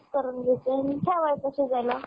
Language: Marathi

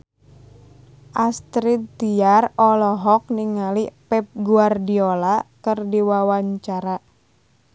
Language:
Sundanese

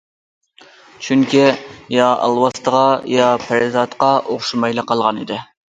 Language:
Uyghur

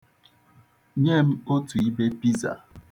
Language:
Igbo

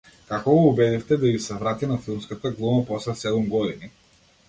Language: Macedonian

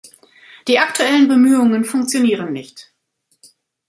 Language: German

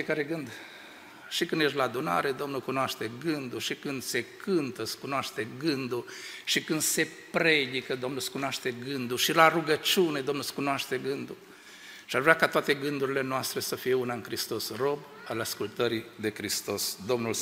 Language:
Romanian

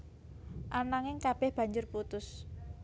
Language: Javanese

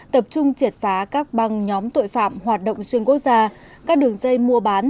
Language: Vietnamese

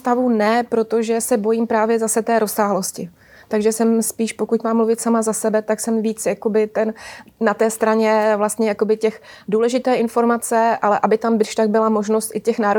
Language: Czech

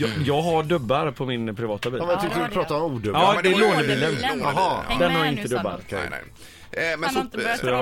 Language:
Swedish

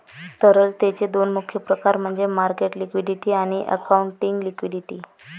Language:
Marathi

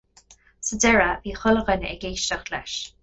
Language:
Irish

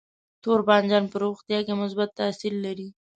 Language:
Pashto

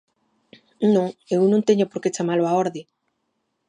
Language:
Galician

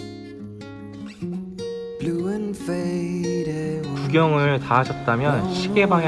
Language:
Korean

